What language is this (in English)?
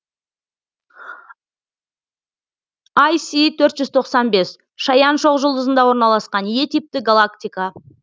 Kazakh